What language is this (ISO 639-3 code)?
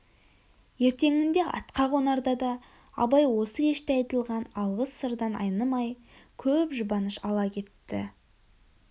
kaz